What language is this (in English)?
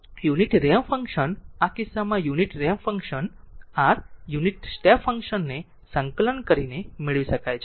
Gujarati